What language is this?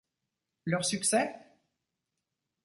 French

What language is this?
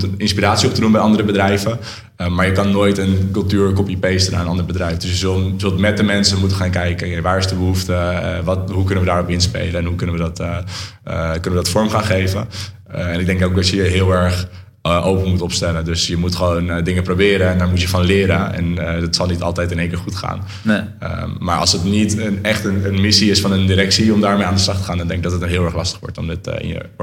Dutch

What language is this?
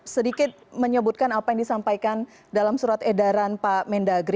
Indonesian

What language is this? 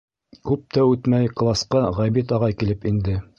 Bashkir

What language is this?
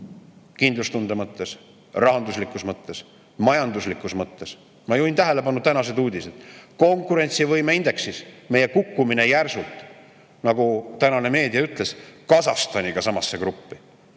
Estonian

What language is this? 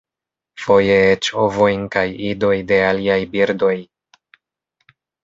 Esperanto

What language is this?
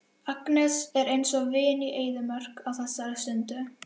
Icelandic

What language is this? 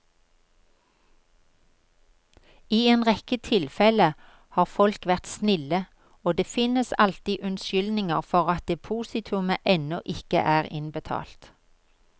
Norwegian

